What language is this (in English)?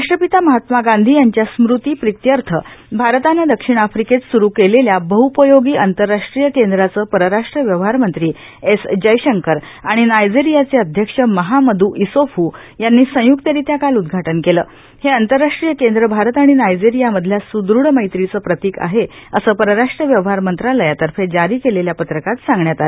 Marathi